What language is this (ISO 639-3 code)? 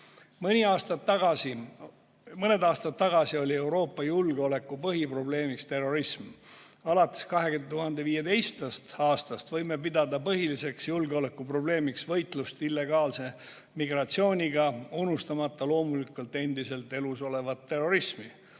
est